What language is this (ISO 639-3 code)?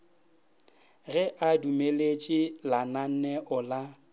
nso